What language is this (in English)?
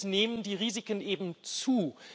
German